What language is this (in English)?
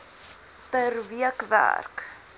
Afrikaans